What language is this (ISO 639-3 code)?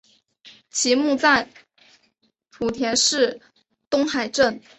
zho